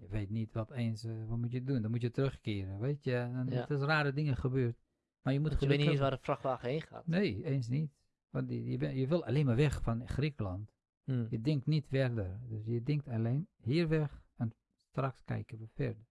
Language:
Dutch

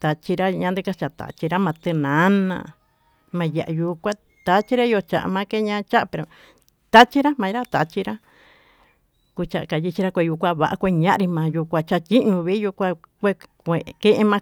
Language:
Tututepec Mixtec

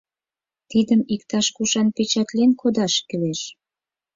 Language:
Mari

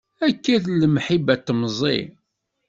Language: Kabyle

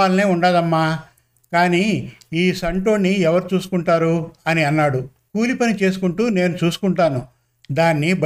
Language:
Telugu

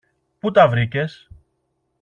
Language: Greek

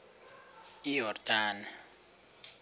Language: Xhosa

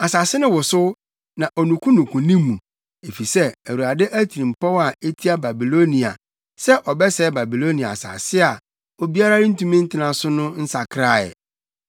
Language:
Akan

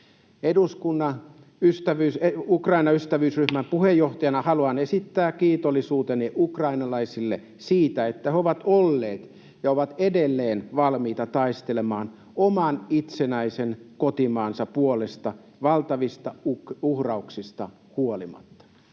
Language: Finnish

